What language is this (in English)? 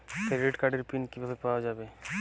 Bangla